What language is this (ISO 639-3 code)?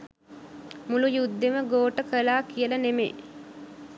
sin